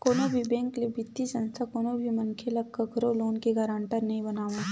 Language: Chhattisgarhi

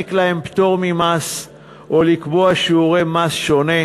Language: Hebrew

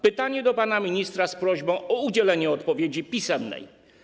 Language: Polish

